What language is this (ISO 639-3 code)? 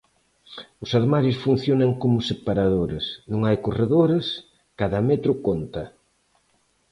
glg